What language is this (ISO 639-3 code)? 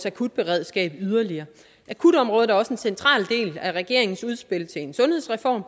dan